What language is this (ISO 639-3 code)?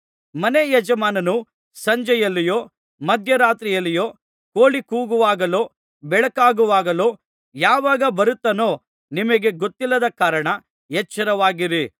kan